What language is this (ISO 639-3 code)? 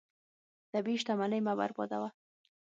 pus